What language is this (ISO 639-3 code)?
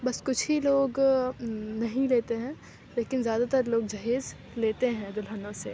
urd